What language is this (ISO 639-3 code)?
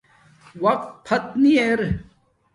dmk